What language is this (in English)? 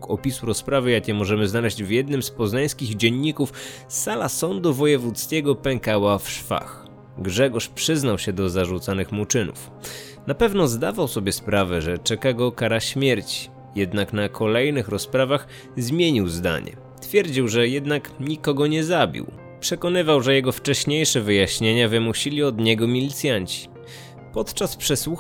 Polish